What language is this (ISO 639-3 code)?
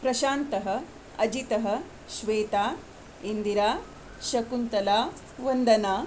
san